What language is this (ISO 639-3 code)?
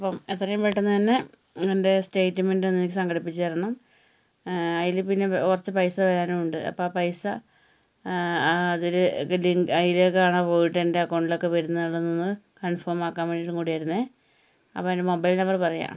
mal